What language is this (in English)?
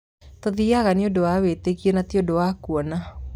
Kikuyu